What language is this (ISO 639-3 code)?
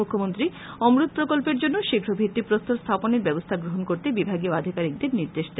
ben